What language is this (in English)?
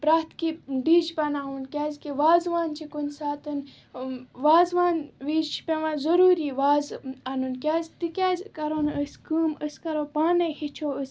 Kashmiri